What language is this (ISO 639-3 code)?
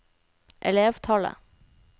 nor